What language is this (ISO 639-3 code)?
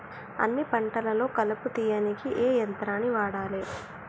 tel